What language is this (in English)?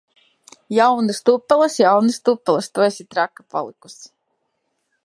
Latvian